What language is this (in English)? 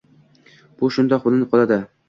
Uzbek